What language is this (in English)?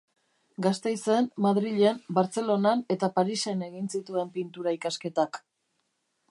Basque